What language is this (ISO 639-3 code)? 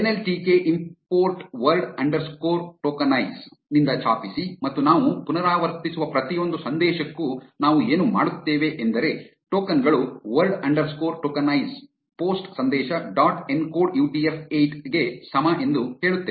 kan